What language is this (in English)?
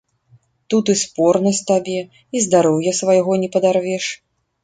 Belarusian